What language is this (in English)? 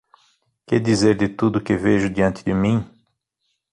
Portuguese